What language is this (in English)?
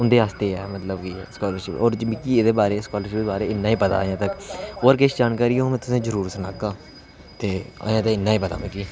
Dogri